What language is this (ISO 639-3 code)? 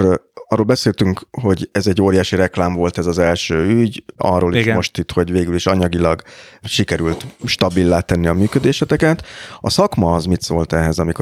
hun